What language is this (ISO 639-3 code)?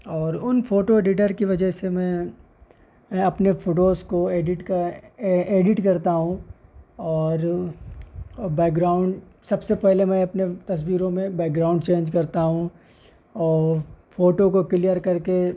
urd